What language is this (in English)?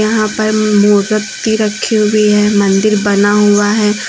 Hindi